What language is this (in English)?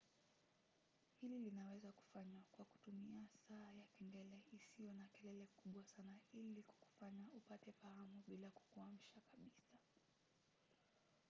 Swahili